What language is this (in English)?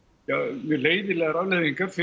Icelandic